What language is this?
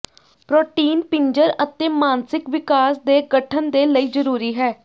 Punjabi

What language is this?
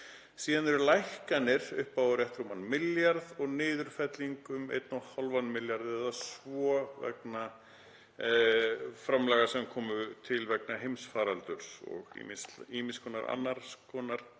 Icelandic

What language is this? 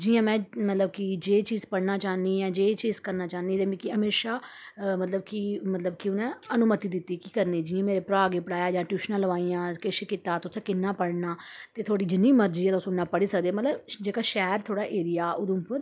Dogri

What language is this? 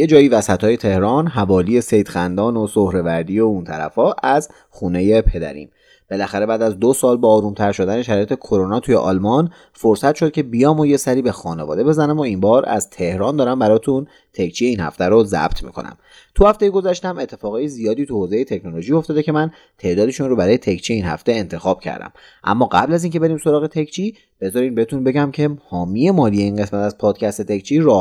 Persian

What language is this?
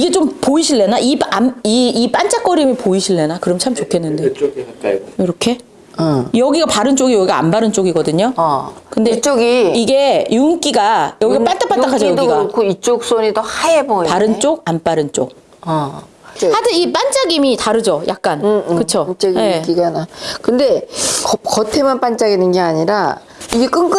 Korean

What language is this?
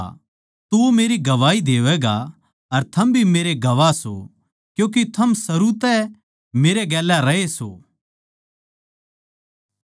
Haryanvi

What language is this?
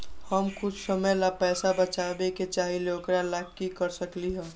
Magahi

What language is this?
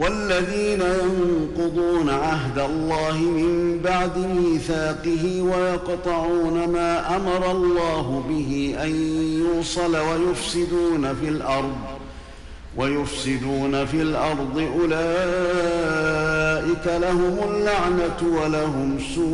Arabic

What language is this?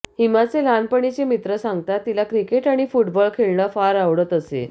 Marathi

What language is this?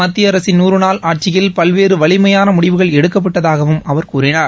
Tamil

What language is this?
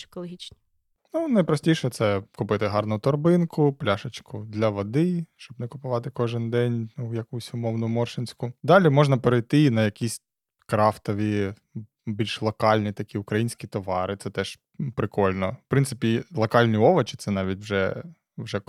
Ukrainian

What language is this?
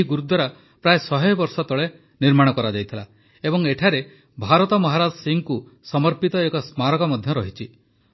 Odia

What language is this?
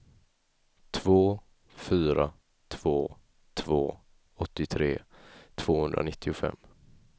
Swedish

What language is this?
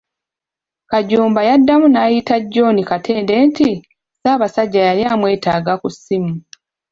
Ganda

